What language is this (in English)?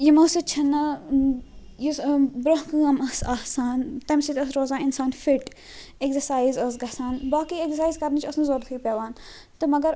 Kashmiri